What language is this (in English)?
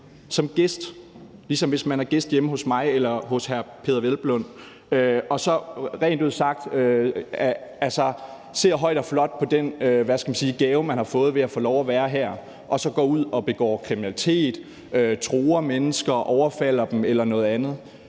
Danish